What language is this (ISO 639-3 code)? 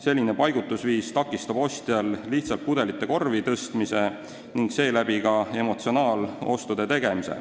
est